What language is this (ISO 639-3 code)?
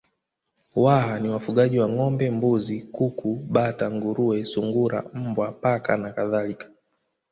swa